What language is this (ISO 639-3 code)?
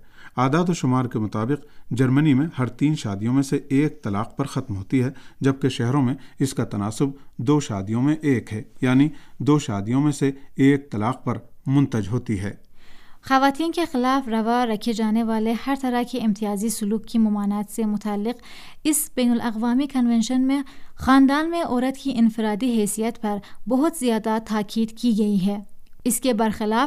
urd